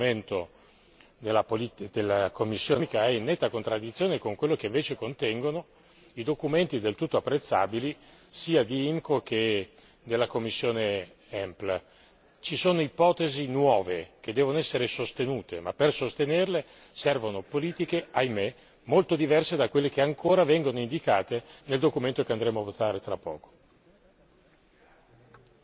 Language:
Italian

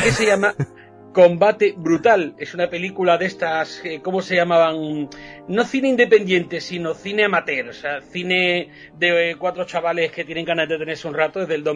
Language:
Spanish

